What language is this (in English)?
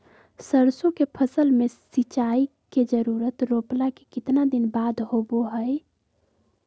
Magahi